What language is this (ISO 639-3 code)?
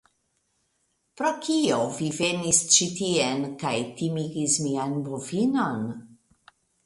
epo